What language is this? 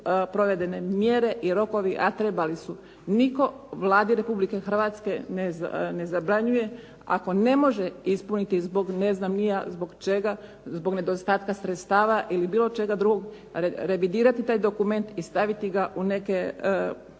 Croatian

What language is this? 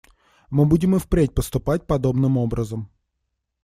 Russian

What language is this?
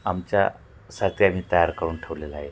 Marathi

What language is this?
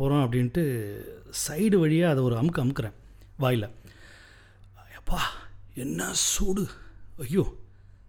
Tamil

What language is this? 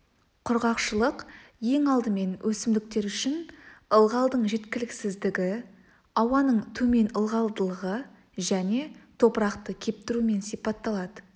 Kazakh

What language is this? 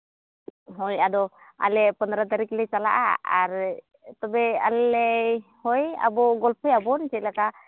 Santali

